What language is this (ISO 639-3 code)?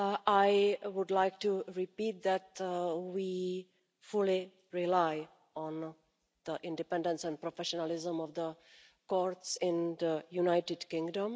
eng